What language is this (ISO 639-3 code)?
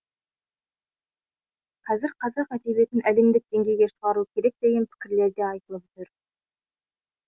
kaz